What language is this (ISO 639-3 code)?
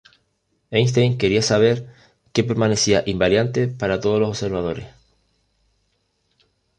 spa